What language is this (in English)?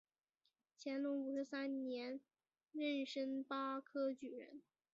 Chinese